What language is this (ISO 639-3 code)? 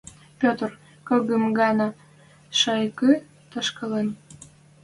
mrj